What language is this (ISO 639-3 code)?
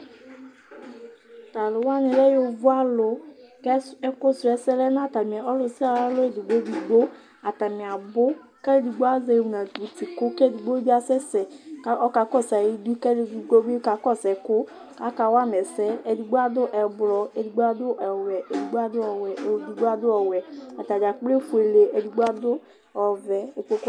kpo